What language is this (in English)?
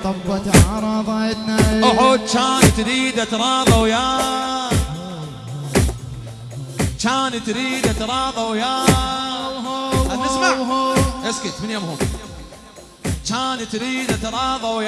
Arabic